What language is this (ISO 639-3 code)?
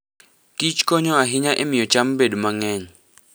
luo